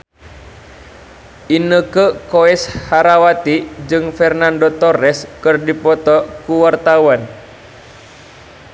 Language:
Sundanese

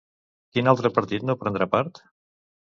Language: Catalan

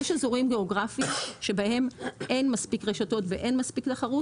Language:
Hebrew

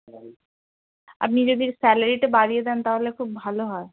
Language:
Bangla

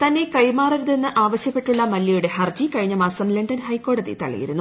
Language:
Malayalam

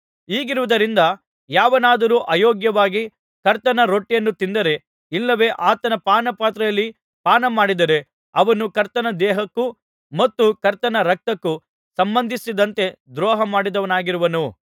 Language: Kannada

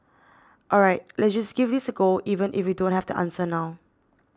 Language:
English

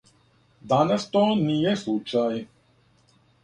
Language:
Serbian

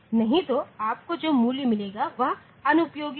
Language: Hindi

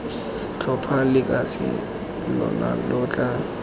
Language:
Tswana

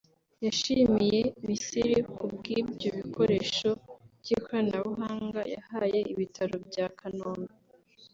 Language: Kinyarwanda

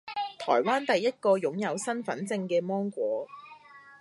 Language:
Cantonese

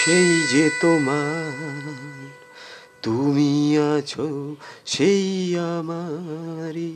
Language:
Bangla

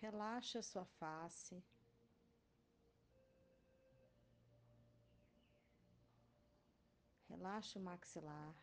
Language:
Portuguese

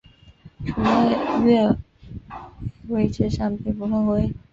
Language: Chinese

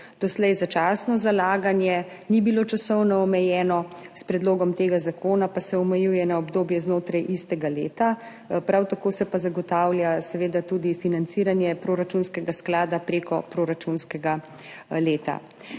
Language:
Slovenian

